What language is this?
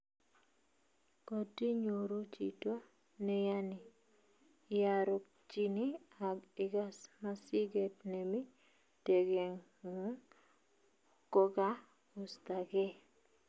Kalenjin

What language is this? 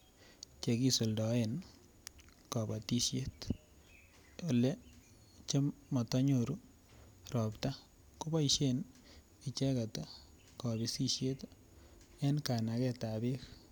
Kalenjin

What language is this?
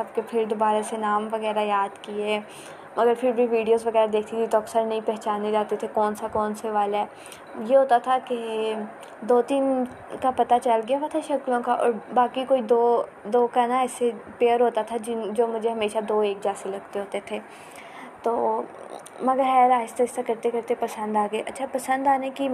Urdu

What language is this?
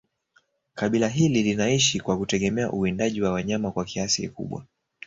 Swahili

